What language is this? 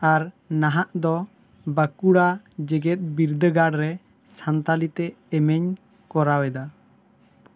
Santali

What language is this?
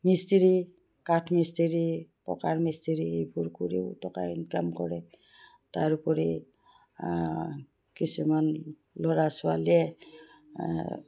Assamese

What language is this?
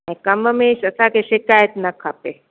Sindhi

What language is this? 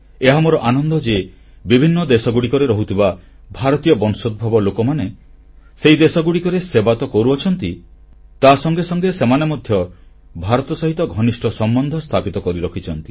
Odia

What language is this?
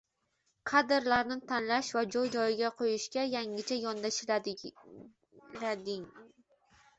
Uzbek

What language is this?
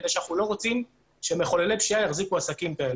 Hebrew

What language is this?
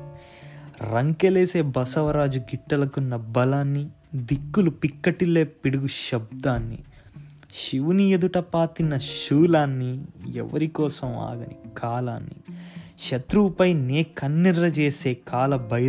Telugu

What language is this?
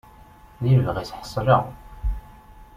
Kabyle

